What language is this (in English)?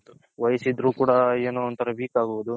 Kannada